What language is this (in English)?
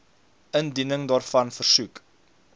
Afrikaans